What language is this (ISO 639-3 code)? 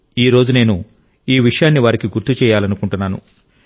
tel